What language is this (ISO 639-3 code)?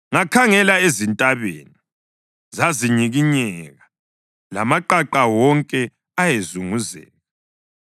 nde